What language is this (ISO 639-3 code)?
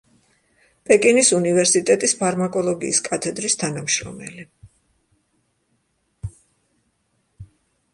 kat